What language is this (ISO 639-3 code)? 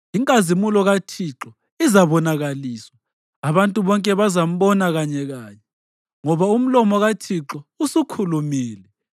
nde